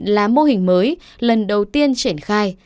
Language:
Vietnamese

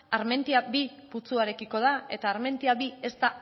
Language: Basque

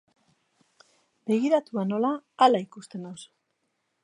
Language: Basque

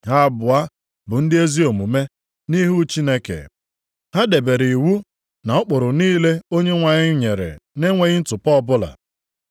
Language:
Igbo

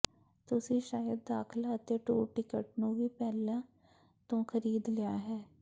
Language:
Punjabi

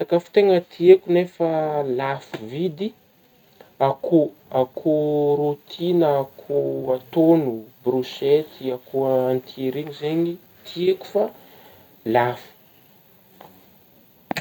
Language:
Northern Betsimisaraka Malagasy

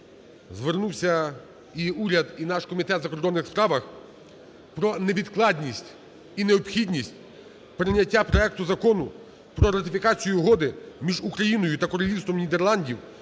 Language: Ukrainian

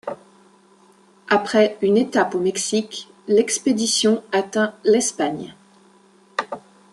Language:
French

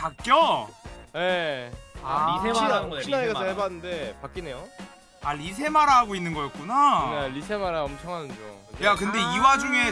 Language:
Korean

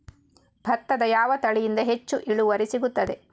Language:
Kannada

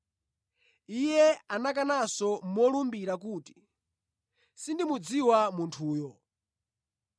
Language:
Nyanja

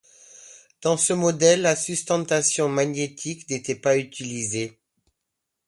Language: French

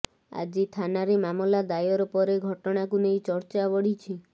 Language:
Odia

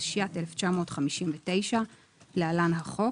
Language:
Hebrew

